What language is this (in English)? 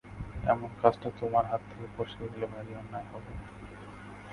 Bangla